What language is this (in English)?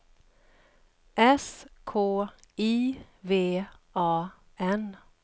Swedish